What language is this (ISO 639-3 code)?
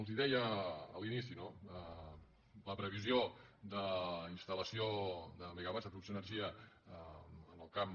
cat